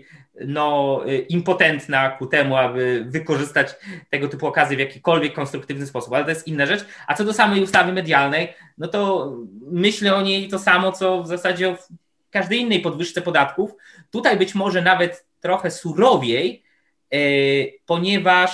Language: Polish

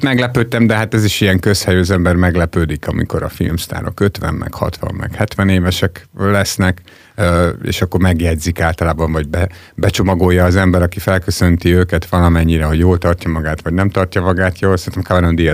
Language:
Hungarian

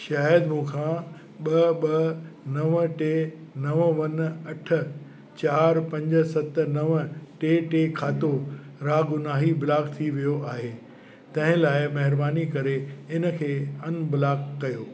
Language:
Sindhi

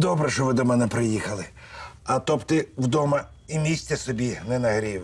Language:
Ukrainian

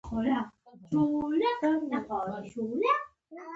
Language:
Pashto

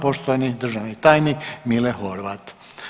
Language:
Croatian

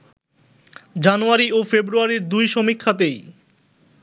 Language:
Bangla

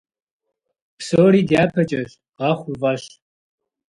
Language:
Kabardian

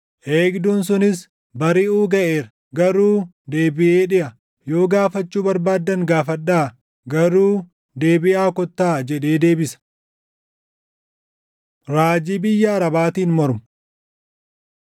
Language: Oromo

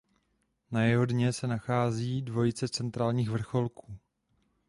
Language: Czech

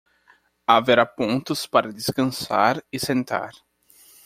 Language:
Portuguese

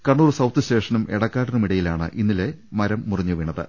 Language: Malayalam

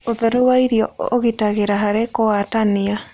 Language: Kikuyu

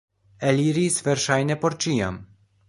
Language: Esperanto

